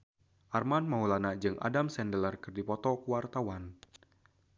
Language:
Sundanese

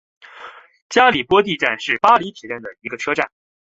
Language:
Chinese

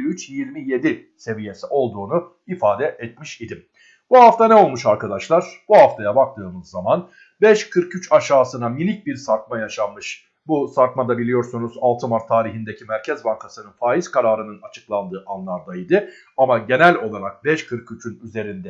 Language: Turkish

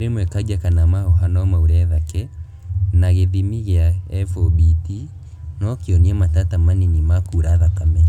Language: Kikuyu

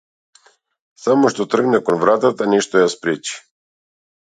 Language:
Macedonian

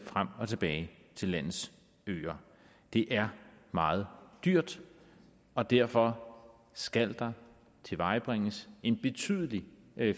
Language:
Danish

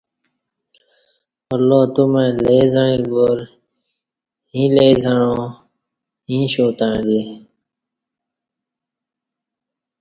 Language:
Kati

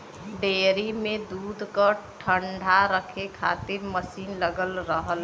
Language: Bhojpuri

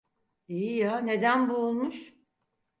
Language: Turkish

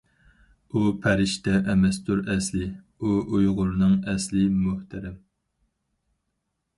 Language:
Uyghur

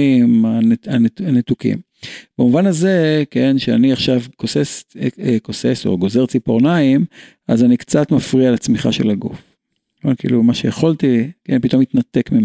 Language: Hebrew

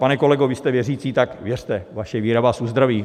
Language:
Czech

